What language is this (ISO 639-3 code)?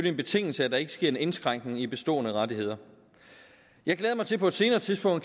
dan